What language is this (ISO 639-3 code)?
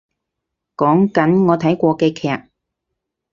yue